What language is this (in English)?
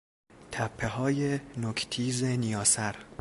Persian